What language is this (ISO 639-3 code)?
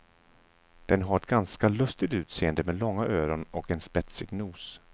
swe